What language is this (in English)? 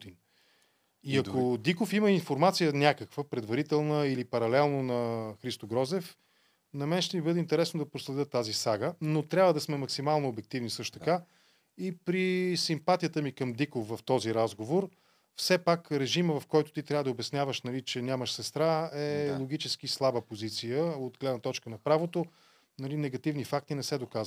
Bulgarian